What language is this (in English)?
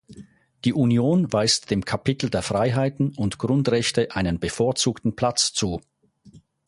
German